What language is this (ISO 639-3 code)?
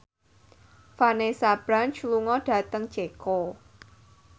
jav